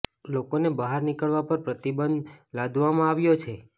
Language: Gujarati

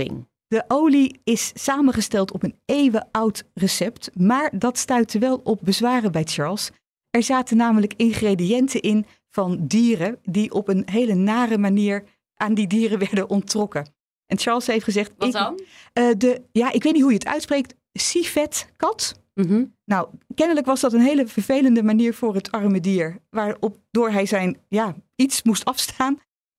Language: Dutch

